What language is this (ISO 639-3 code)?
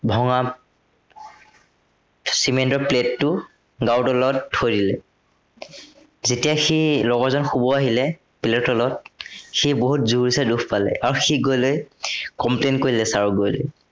asm